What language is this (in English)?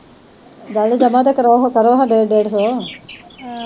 Punjabi